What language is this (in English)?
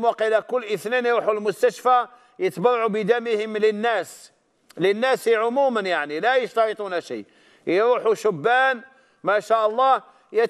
Arabic